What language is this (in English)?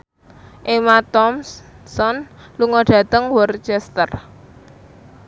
Javanese